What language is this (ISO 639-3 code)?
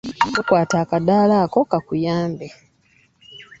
lug